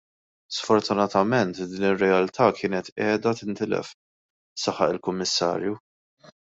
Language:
Maltese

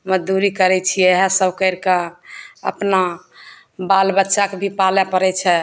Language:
Maithili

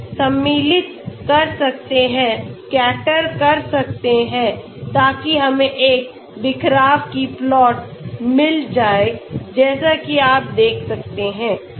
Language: Hindi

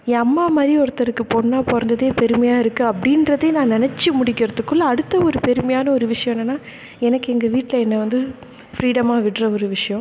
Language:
Tamil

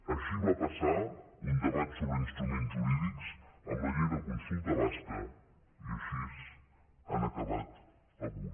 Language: Catalan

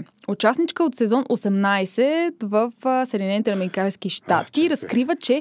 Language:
Bulgarian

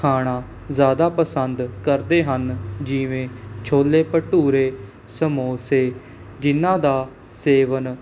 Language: Punjabi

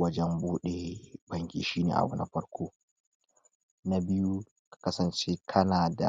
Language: Hausa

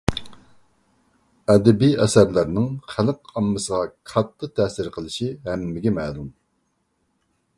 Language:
Uyghur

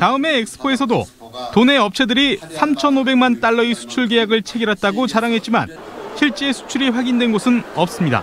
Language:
Korean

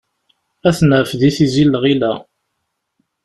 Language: Kabyle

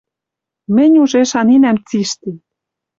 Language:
Western Mari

